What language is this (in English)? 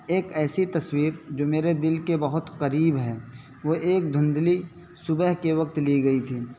Urdu